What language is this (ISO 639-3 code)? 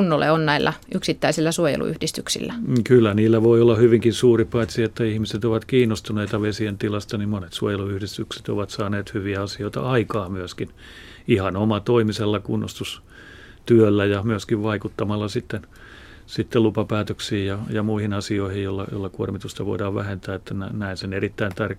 fin